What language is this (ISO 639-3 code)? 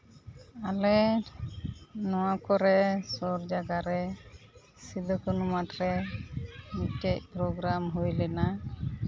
sat